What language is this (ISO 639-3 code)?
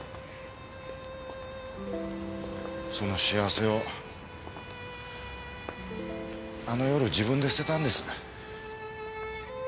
jpn